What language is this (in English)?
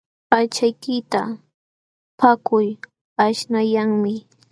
Jauja Wanca Quechua